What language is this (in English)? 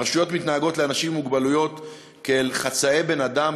Hebrew